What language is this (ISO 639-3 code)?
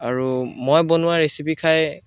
asm